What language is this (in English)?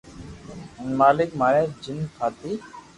Loarki